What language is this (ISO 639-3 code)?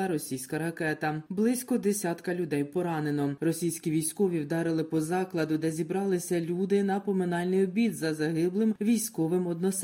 ukr